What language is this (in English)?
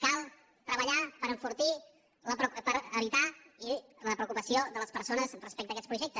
Catalan